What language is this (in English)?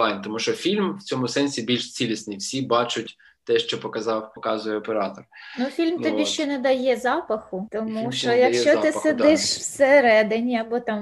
Ukrainian